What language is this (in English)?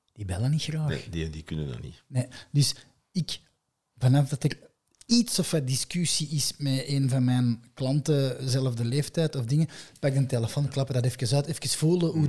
Dutch